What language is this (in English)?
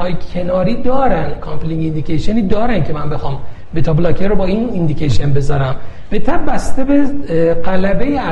Persian